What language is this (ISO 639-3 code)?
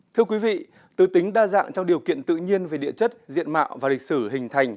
vie